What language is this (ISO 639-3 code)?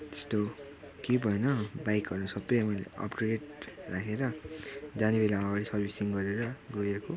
nep